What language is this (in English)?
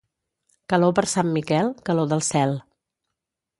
Catalan